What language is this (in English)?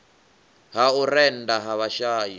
Venda